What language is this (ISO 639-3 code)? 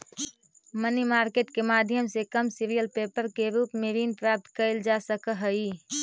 mag